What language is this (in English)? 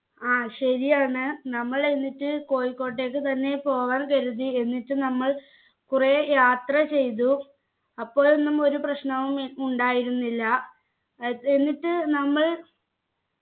Malayalam